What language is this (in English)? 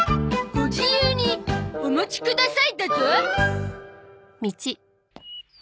Japanese